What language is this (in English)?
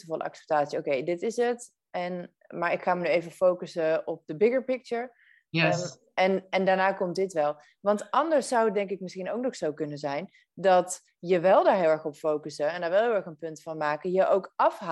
Dutch